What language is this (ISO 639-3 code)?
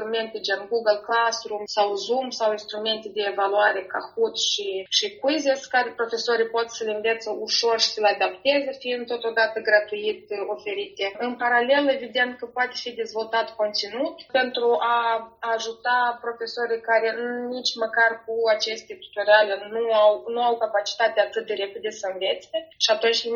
ron